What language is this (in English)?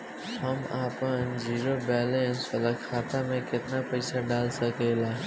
Bhojpuri